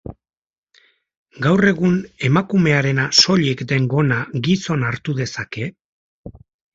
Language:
Basque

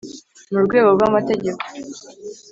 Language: Kinyarwanda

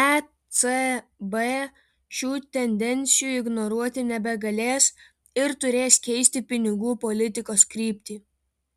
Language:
Lithuanian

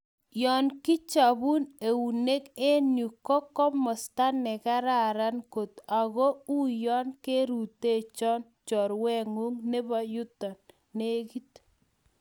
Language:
Kalenjin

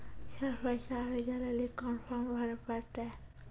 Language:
Maithili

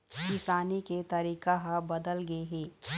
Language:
Chhattisgarhi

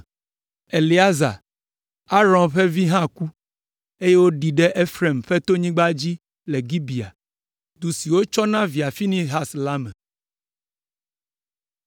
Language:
Ewe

